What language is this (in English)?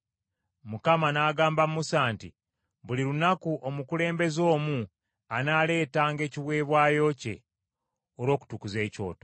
Ganda